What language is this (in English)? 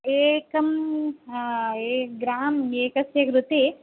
Sanskrit